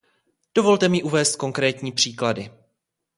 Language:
Czech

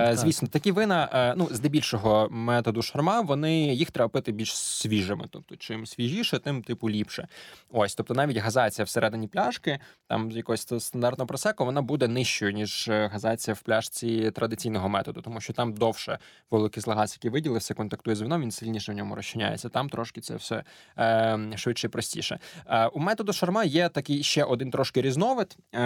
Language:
Ukrainian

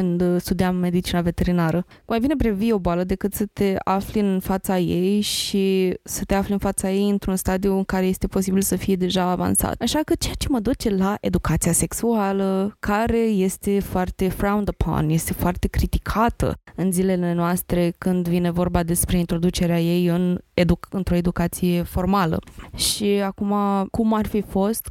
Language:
Romanian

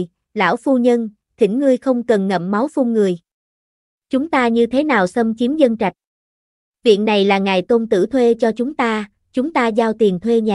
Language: Vietnamese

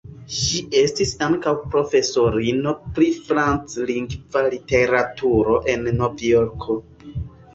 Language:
Esperanto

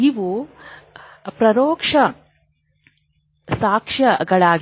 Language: Kannada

